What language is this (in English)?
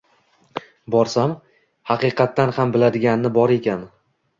Uzbek